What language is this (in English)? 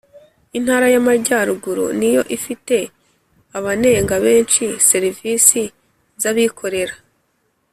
Kinyarwanda